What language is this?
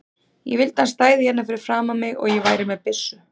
Icelandic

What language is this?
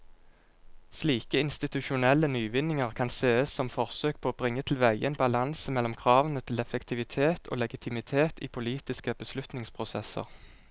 Norwegian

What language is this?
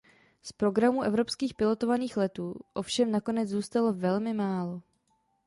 Czech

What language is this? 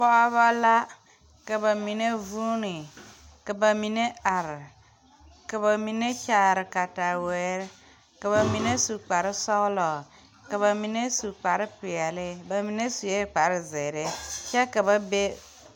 Southern Dagaare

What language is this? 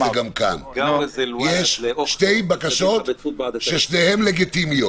Hebrew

